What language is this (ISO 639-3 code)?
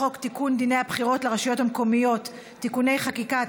heb